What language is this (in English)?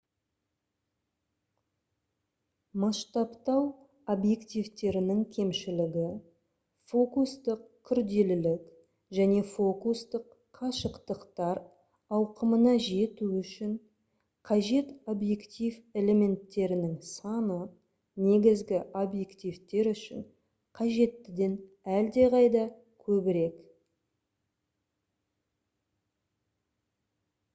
Kazakh